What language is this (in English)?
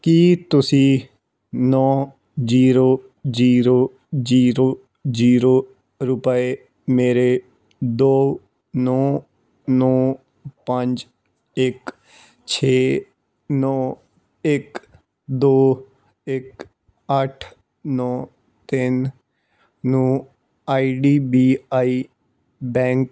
Punjabi